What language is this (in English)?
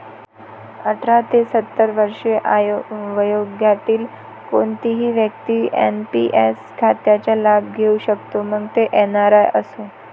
Marathi